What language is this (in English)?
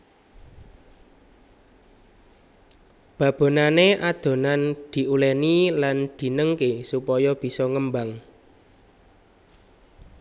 Javanese